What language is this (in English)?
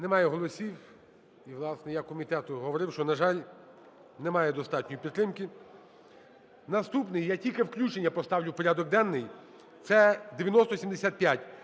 Ukrainian